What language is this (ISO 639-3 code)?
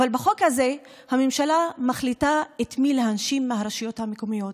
heb